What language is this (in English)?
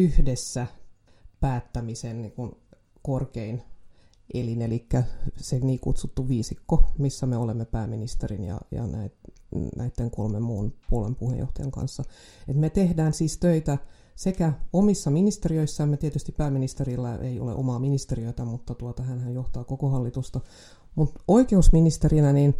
Finnish